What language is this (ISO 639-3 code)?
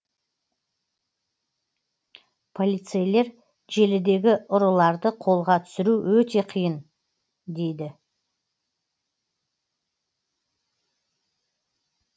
kaz